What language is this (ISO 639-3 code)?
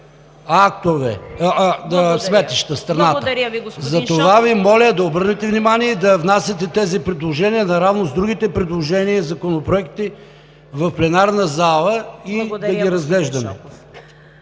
bul